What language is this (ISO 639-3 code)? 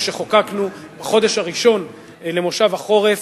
heb